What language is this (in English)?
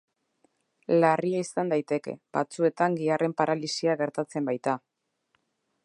Basque